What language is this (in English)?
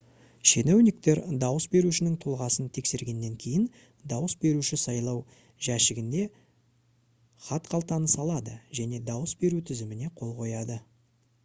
Kazakh